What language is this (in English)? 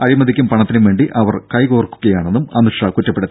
Malayalam